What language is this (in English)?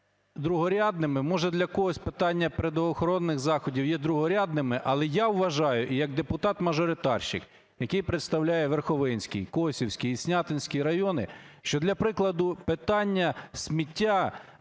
Ukrainian